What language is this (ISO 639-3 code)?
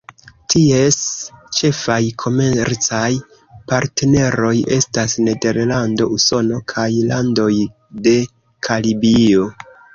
epo